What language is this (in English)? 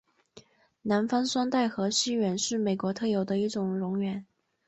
Chinese